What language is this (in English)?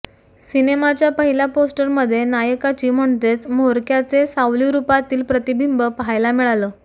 Marathi